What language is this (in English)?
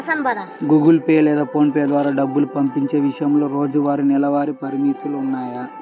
Telugu